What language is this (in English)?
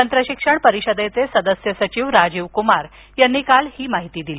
Marathi